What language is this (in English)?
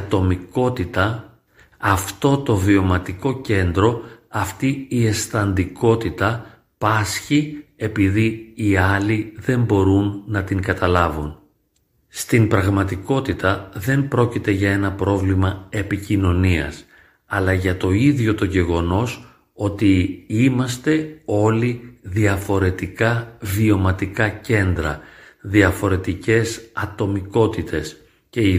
Greek